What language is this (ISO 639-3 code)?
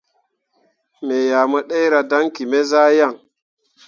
mua